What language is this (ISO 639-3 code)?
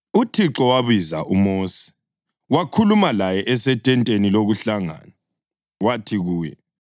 nde